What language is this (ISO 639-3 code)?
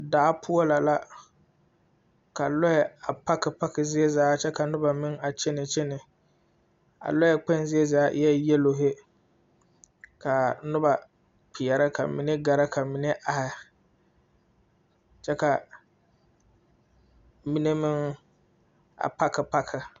dga